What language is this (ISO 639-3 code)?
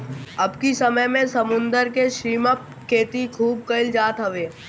bho